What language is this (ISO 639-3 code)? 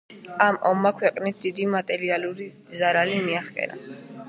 kat